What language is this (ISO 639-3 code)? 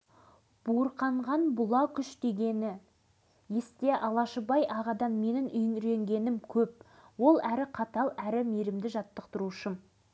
kaz